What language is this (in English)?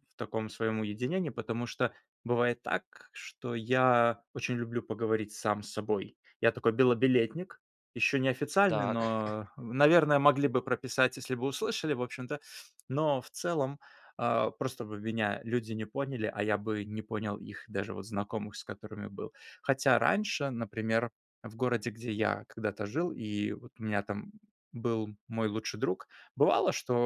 Russian